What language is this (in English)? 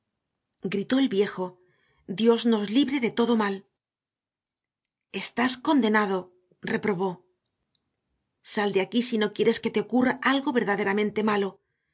Spanish